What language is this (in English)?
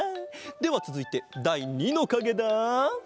Japanese